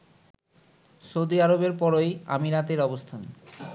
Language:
Bangla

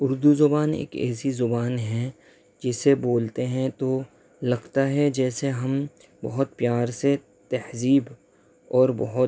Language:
Urdu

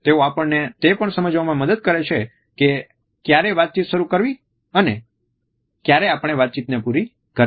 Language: Gujarati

